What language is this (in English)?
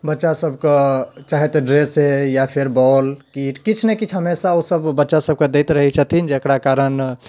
Maithili